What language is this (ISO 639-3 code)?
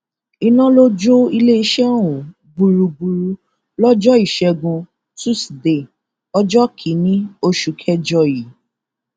yor